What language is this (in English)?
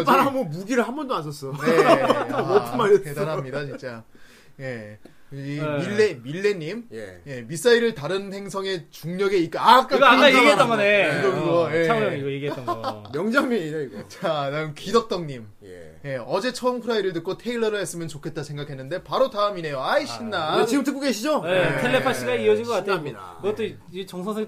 Korean